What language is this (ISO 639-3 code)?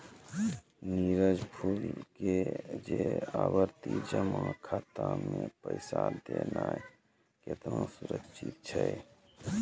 mai